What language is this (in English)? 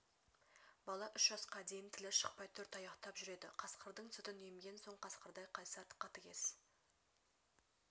Kazakh